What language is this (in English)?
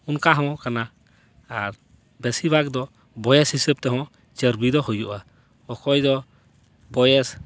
Santali